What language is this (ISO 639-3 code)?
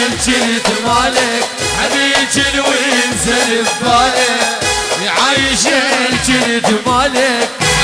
ara